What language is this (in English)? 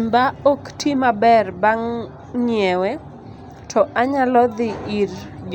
Luo (Kenya and Tanzania)